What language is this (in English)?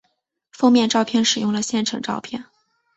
Chinese